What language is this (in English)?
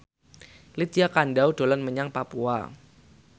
Javanese